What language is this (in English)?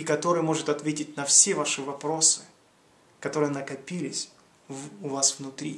Russian